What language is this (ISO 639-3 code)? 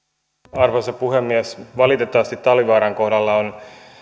fin